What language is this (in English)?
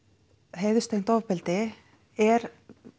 Icelandic